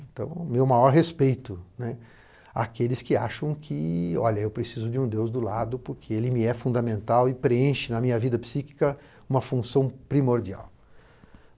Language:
Portuguese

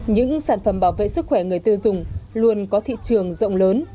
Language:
Vietnamese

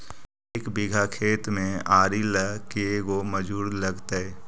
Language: Magahi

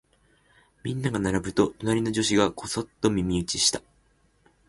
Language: Japanese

